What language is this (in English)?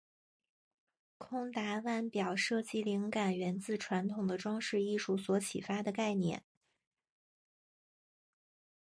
Chinese